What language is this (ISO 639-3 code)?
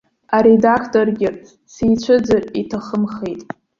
abk